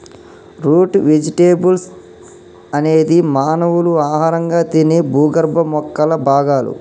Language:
Telugu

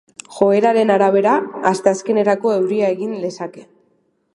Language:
Basque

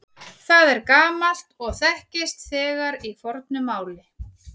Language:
Icelandic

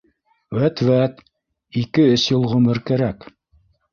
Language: Bashkir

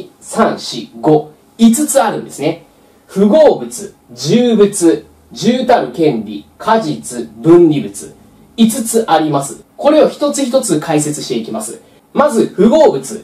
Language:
Japanese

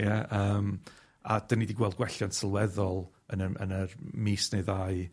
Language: Welsh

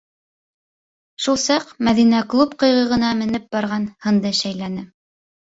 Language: Bashkir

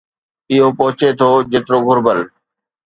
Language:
Sindhi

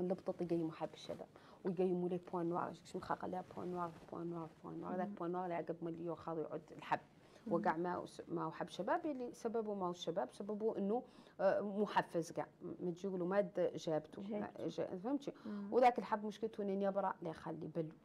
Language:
Arabic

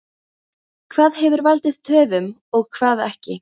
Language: Icelandic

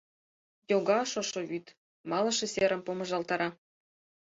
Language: Mari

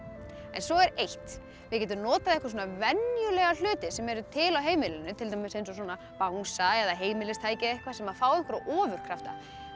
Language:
Icelandic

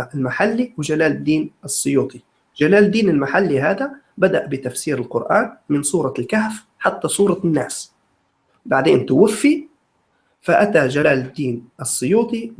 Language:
Arabic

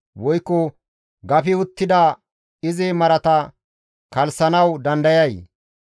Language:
Gamo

